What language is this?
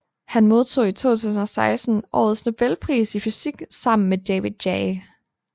Danish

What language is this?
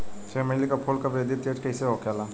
Bhojpuri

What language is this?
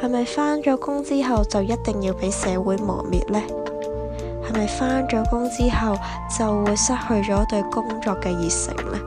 Chinese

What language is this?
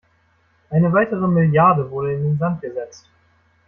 German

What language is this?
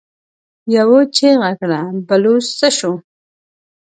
Pashto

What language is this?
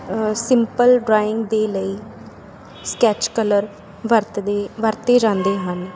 Punjabi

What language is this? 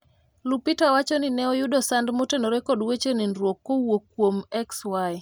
Luo (Kenya and Tanzania)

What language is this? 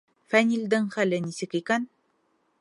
Bashkir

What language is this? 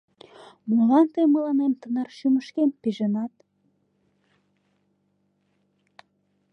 Mari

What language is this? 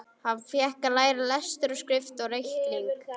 Icelandic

